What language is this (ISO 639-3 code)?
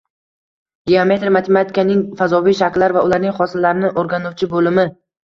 uzb